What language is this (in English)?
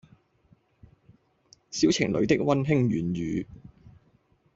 Cantonese